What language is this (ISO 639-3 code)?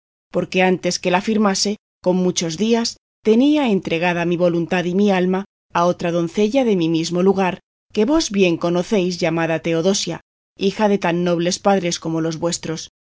spa